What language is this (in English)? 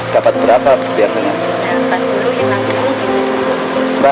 Indonesian